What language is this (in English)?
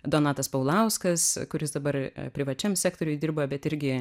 Lithuanian